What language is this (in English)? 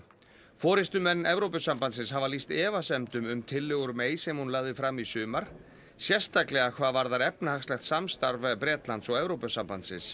Icelandic